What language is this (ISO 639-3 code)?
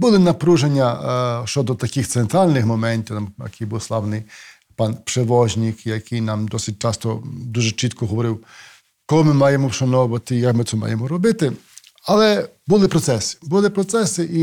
ukr